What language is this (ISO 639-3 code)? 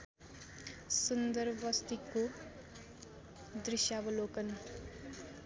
nep